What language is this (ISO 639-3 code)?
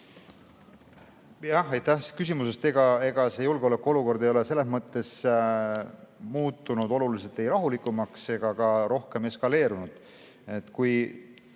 est